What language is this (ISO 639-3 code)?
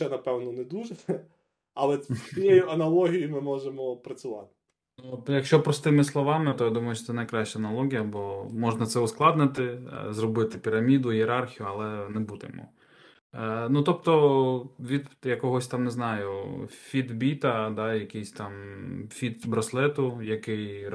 ukr